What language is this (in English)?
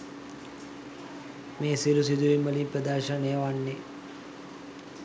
Sinhala